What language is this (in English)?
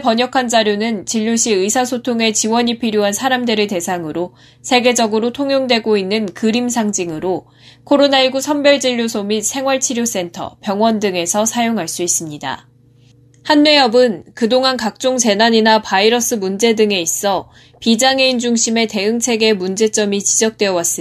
Korean